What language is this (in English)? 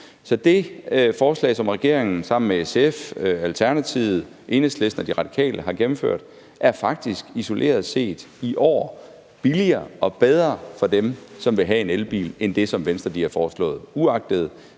Danish